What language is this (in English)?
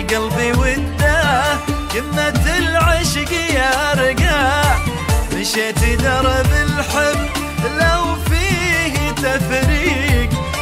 Arabic